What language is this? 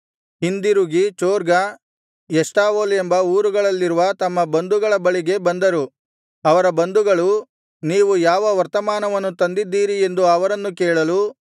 Kannada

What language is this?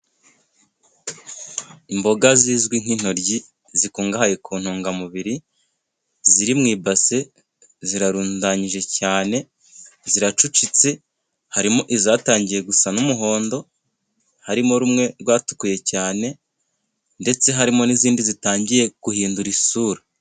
Kinyarwanda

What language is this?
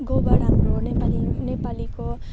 Nepali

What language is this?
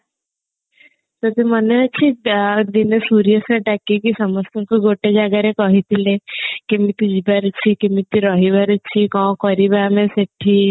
Odia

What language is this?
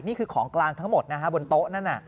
Thai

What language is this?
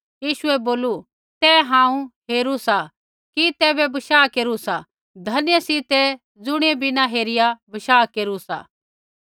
Kullu Pahari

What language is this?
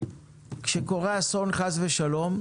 Hebrew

